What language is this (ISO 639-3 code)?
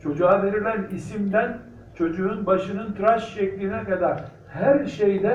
tur